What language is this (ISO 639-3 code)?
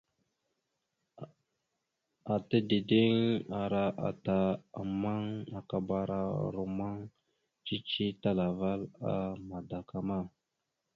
mxu